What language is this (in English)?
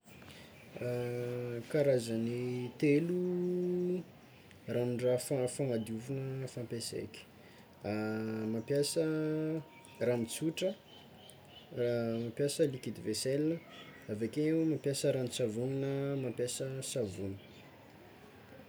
Tsimihety Malagasy